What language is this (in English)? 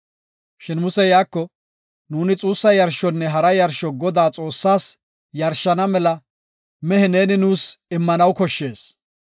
Gofa